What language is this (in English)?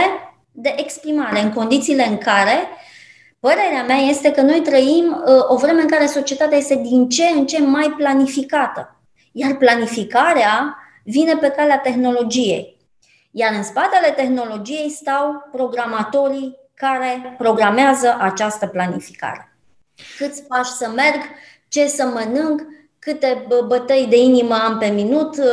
Romanian